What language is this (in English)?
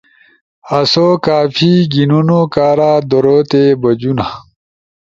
Ushojo